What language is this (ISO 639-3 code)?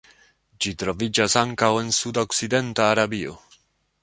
epo